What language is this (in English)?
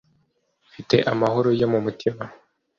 Kinyarwanda